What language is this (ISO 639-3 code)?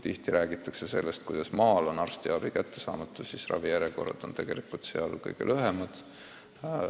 est